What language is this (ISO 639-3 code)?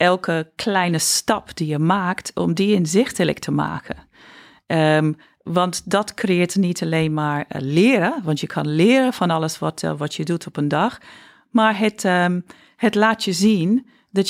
nld